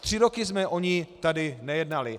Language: Czech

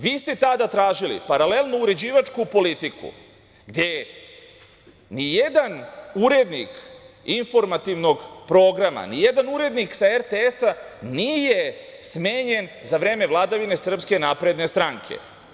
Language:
Serbian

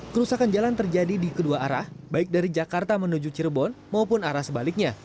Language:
Indonesian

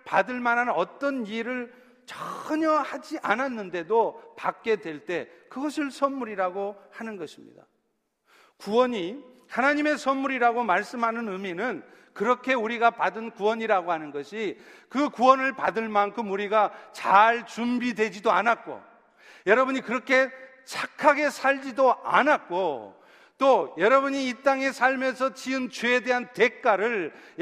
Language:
Korean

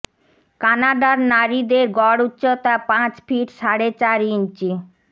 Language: Bangla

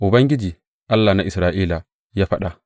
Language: Hausa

